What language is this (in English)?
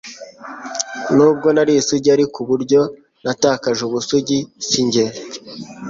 Kinyarwanda